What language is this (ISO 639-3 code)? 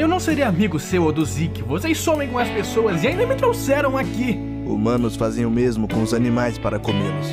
por